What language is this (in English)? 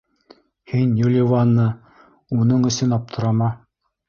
Bashkir